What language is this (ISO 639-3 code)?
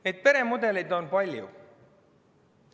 est